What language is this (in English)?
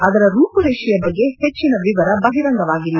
Kannada